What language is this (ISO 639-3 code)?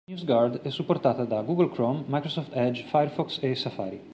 ita